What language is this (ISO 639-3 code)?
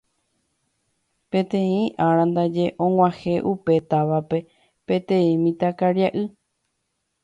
grn